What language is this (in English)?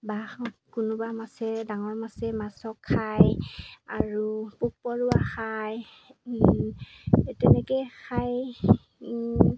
Assamese